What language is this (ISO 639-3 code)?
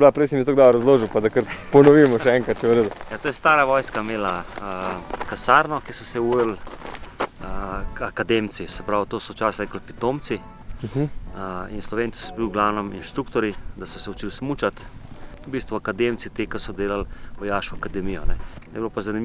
slv